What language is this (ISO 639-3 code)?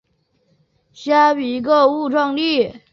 zho